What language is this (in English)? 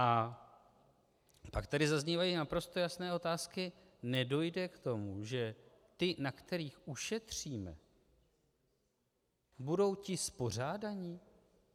Czech